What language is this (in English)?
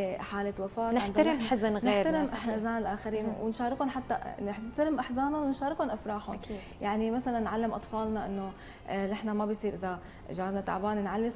Arabic